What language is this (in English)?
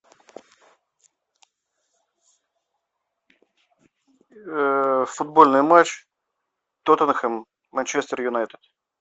Russian